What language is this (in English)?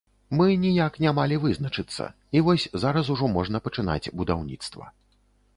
Belarusian